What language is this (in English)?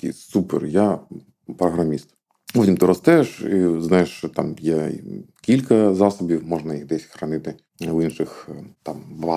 Ukrainian